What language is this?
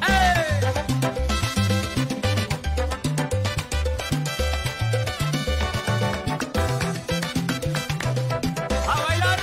Spanish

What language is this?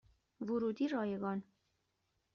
Persian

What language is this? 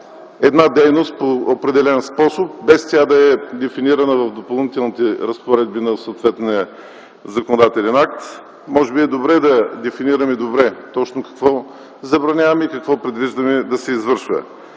Bulgarian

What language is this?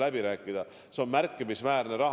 Estonian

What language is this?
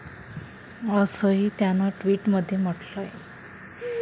Marathi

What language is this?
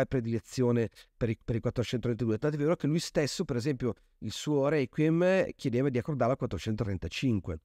Italian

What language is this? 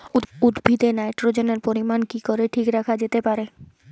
Bangla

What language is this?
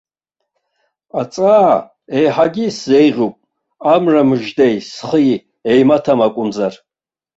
Abkhazian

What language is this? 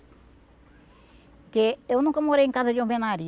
Portuguese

